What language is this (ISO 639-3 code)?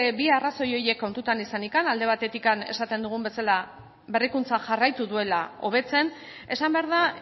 eus